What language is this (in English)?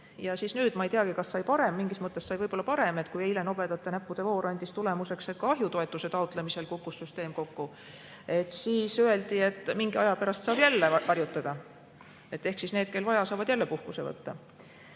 Estonian